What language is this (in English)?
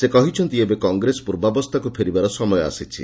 Odia